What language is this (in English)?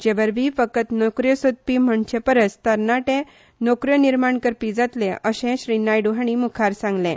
Konkani